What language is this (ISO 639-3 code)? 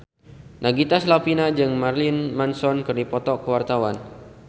sun